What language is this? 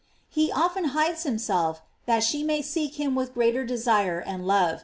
English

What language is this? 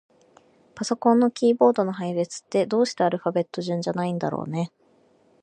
Japanese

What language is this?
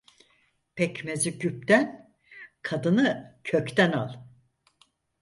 Turkish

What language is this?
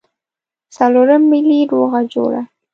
Pashto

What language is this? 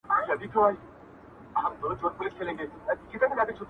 Pashto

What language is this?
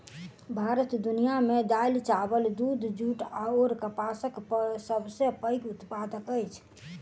Maithili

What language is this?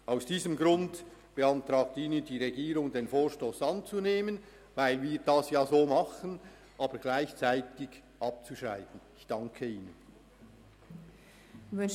Swiss German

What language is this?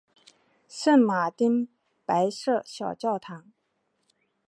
Chinese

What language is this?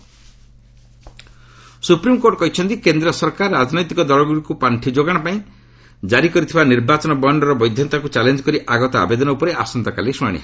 Odia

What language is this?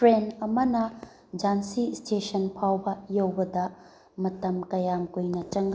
Manipuri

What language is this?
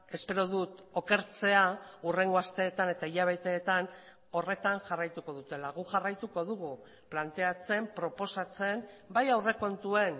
Basque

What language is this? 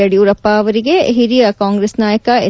Kannada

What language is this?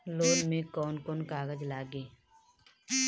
Bhojpuri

